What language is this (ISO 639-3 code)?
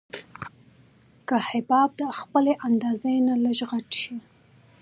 pus